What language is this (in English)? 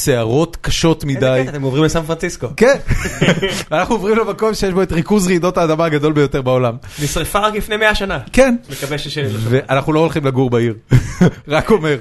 Hebrew